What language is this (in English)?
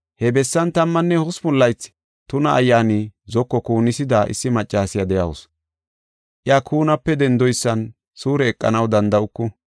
Gofa